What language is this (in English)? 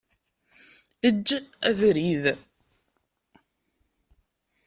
Kabyle